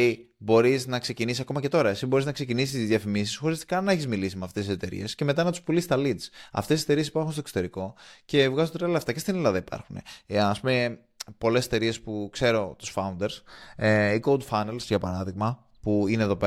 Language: Greek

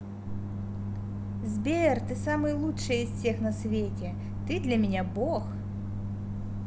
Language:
Russian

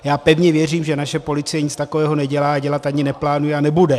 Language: Czech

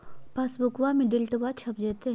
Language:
Magahi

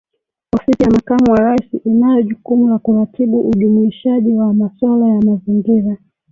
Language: Swahili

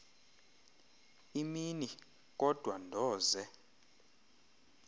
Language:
Xhosa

